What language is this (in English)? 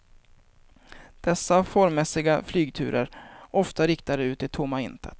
Swedish